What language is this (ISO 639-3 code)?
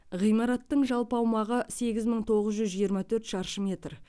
kaz